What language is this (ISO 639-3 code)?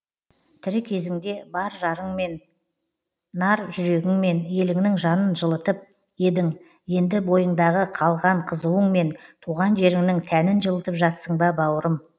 kaz